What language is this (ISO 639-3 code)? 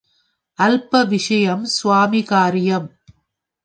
tam